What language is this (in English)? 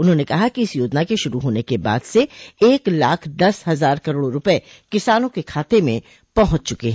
Hindi